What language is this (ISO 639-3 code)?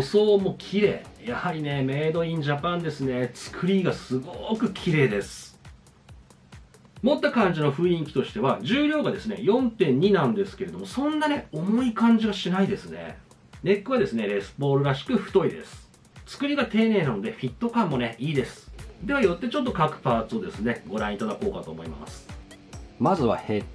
jpn